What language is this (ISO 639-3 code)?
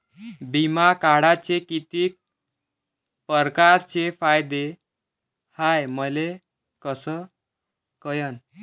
mar